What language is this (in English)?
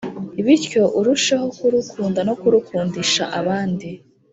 Kinyarwanda